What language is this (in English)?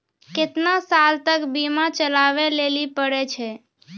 Maithili